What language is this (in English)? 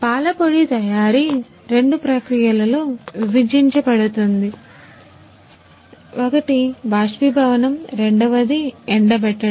Telugu